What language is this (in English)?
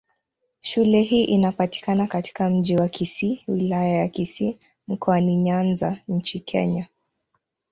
Swahili